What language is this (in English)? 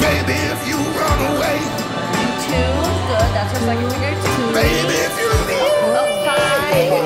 English